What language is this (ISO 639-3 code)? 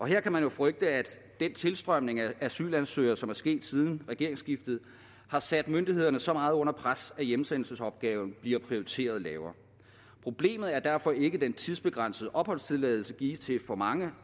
dan